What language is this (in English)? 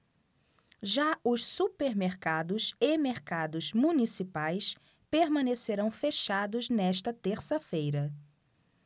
Portuguese